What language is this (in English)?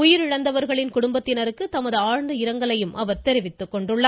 Tamil